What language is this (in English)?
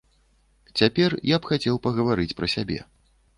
Belarusian